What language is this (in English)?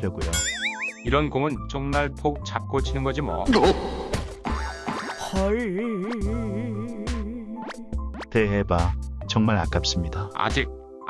Korean